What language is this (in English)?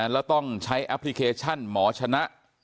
Thai